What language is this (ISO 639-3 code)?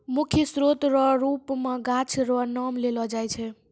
mai